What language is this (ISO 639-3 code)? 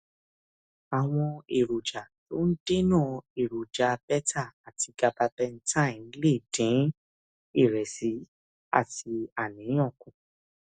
yor